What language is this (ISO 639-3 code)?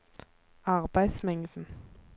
nor